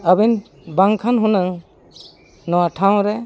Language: Santali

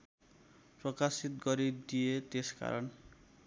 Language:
Nepali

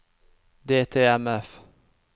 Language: Norwegian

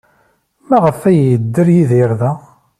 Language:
Kabyle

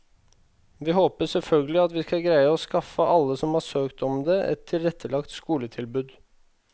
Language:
Norwegian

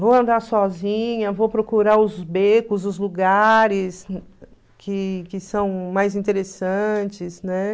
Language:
Portuguese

